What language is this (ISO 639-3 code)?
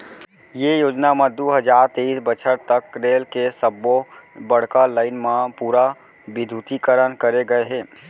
hne